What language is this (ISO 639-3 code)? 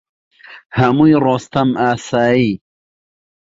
ckb